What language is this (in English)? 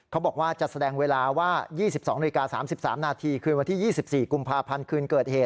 Thai